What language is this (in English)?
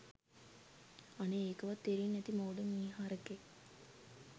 Sinhala